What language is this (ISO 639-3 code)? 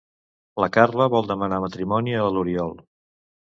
cat